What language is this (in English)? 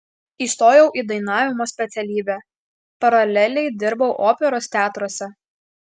Lithuanian